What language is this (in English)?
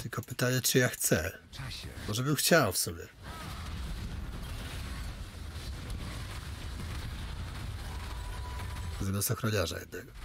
Polish